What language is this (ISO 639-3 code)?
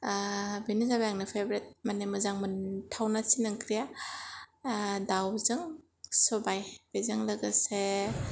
brx